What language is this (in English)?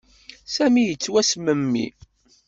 Kabyle